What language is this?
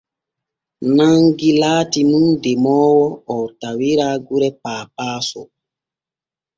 Borgu Fulfulde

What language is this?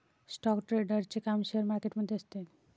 Marathi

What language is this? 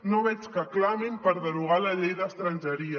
Catalan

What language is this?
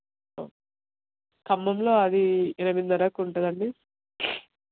Telugu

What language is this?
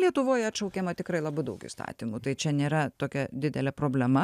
Lithuanian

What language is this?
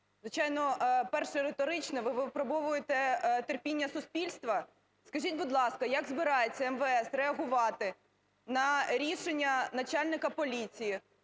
Ukrainian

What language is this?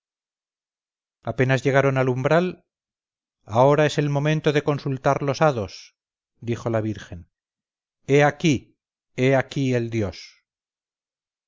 Spanish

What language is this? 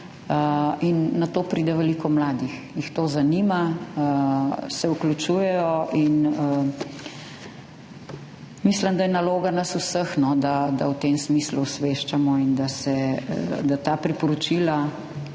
Slovenian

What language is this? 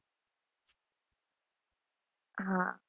Gujarati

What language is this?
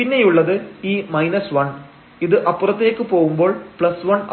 Malayalam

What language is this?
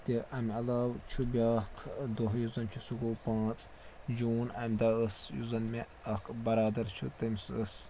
Kashmiri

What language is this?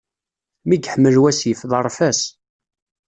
Kabyle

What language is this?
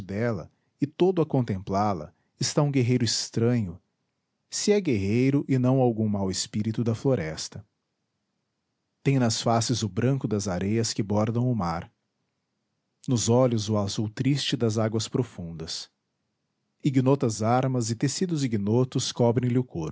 Portuguese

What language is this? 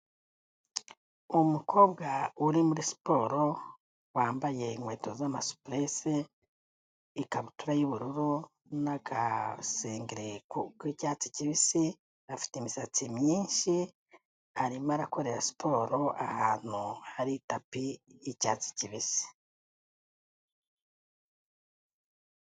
Kinyarwanda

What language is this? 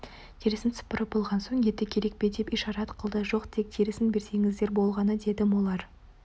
Kazakh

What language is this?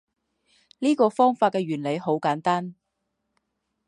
Chinese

